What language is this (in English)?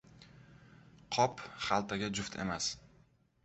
Uzbek